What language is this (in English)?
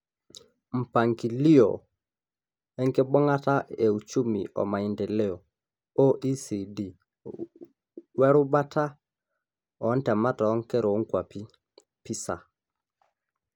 Masai